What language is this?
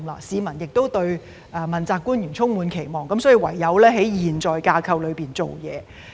Cantonese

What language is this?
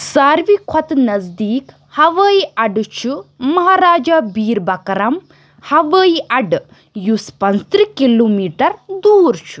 Kashmiri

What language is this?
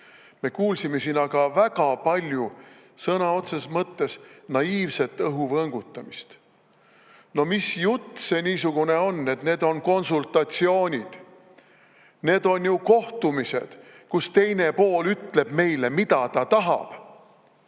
Estonian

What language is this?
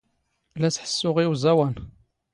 Standard Moroccan Tamazight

